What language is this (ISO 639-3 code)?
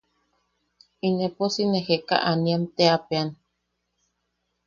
yaq